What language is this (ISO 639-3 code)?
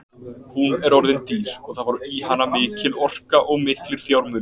isl